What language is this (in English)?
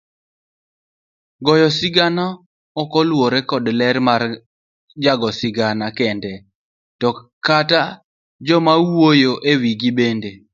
Luo (Kenya and Tanzania)